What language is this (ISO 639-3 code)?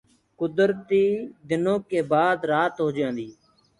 ggg